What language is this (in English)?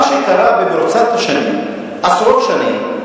Hebrew